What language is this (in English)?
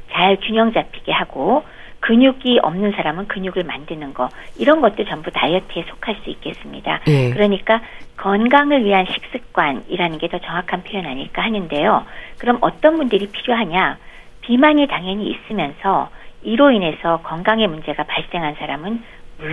Korean